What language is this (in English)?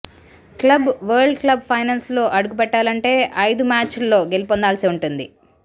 Telugu